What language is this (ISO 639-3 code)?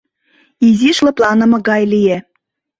chm